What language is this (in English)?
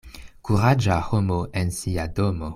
Esperanto